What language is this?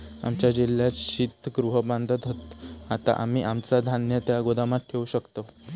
Marathi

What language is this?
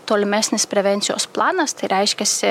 Lithuanian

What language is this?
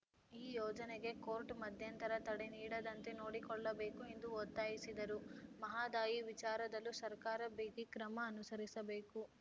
Kannada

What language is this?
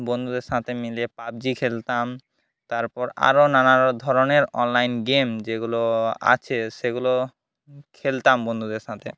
Bangla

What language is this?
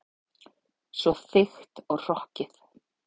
Icelandic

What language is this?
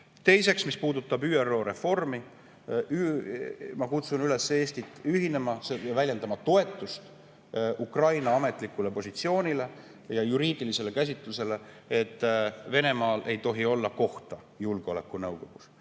Estonian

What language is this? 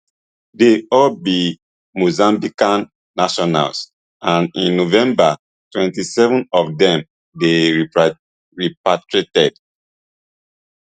Nigerian Pidgin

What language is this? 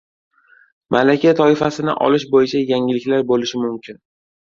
Uzbek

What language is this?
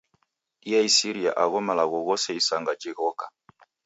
Taita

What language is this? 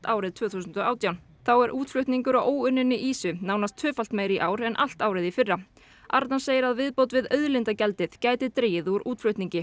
Icelandic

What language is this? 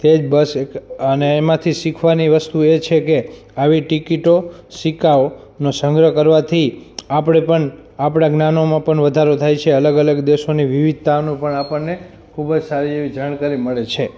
Gujarati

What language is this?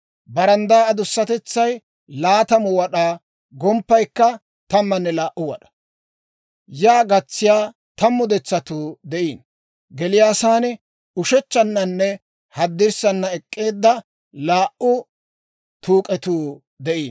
Dawro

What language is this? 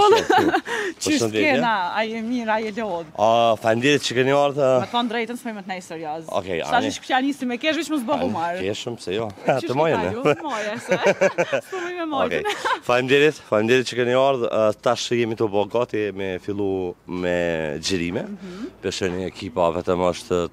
Romanian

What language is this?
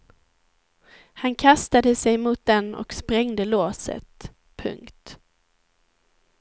Swedish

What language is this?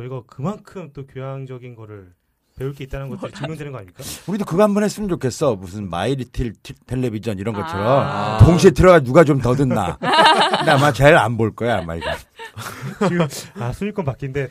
Korean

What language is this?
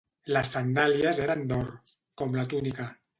Catalan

